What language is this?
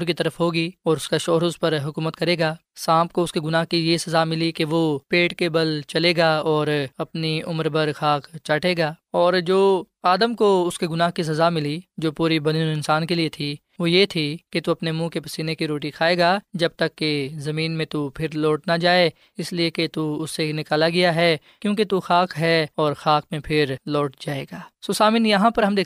Urdu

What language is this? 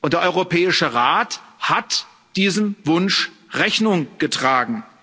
German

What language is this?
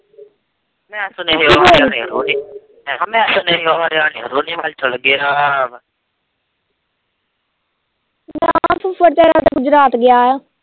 Punjabi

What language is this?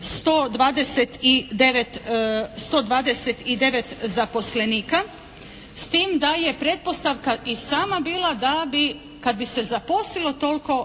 Croatian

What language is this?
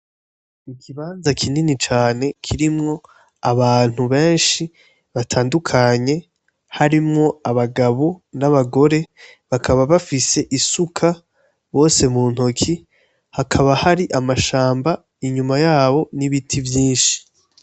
Rundi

